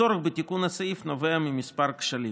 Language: Hebrew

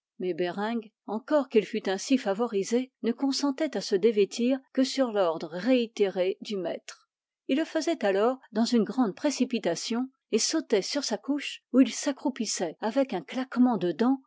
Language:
French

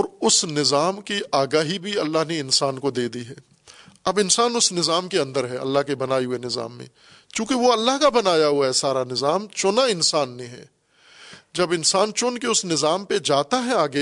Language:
Urdu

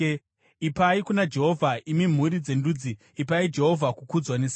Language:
Shona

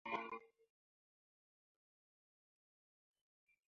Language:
Mundang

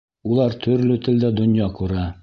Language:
Bashkir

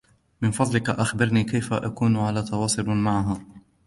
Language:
Arabic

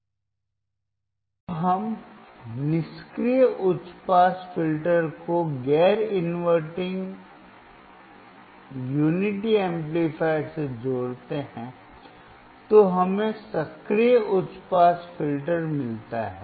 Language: Hindi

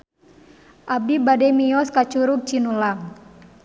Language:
Sundanese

